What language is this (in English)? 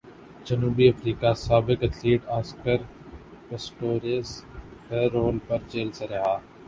Urdu